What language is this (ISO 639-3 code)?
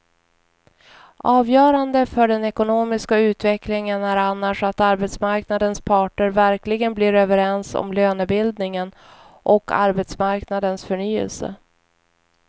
swe